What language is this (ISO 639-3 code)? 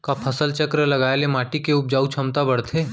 hne